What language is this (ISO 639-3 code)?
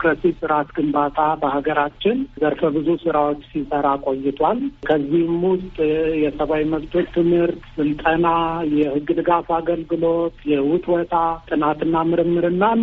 amh